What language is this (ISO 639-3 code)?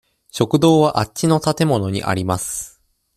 jpn